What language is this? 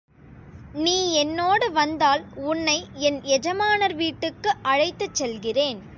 Tamil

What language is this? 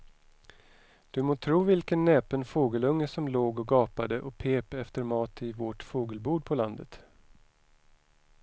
Swedish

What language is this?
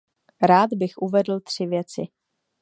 Czech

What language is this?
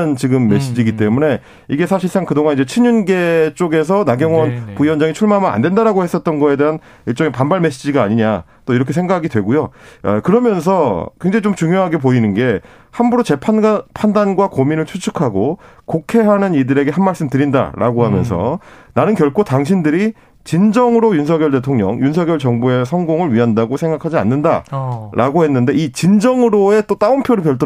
Korean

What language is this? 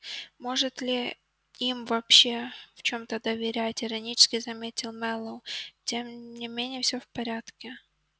Russian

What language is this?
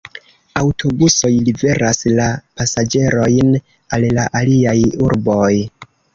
Esperanto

